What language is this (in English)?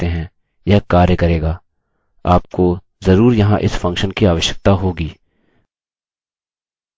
Hindi